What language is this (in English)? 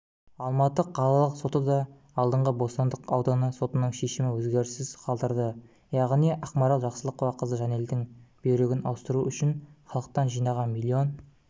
Kazakh